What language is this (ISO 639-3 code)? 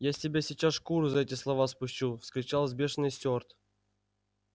rus